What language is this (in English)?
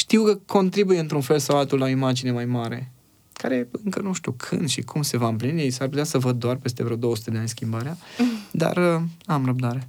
Romanian